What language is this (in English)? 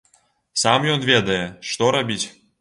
Belarusian